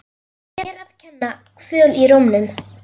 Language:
Icelandic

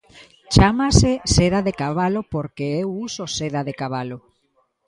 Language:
Galician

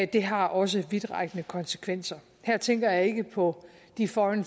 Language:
Danish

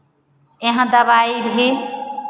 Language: Hindi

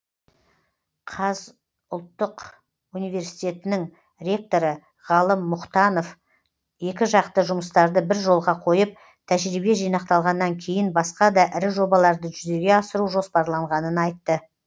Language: Kazakh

